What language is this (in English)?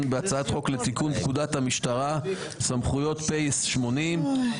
Hebrew